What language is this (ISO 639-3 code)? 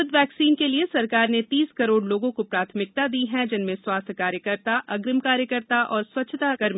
hin